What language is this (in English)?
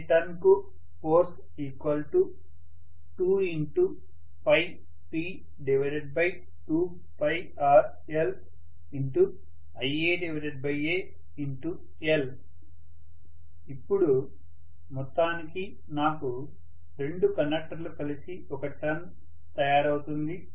Telugu